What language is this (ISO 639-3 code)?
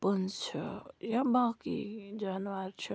kas